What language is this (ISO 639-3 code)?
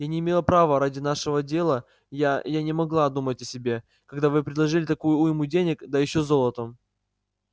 rus